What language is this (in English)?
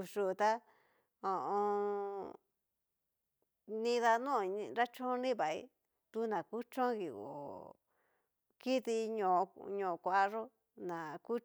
Cacaloxtepec Mixtec